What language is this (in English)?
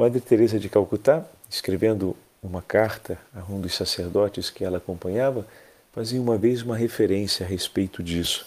Portuguese